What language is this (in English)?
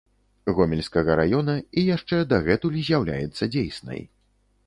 Belarusian